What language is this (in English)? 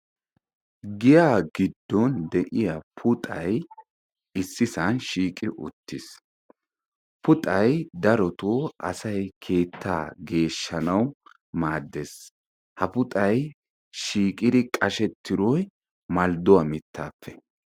Wolaytta